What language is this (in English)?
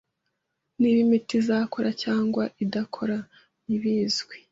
Kinyarwanda